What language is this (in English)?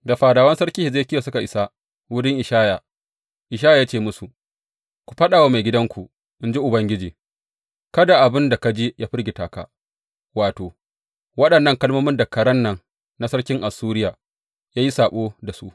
Hausa